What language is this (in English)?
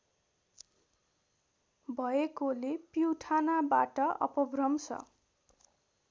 Nepali